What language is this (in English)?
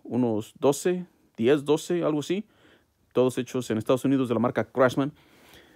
Spanish